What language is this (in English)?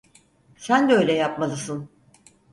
Turkish